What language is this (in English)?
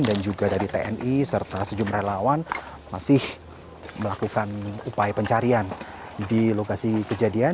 Indonesian